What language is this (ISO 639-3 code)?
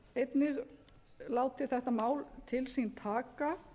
isl